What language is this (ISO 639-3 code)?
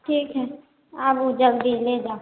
mai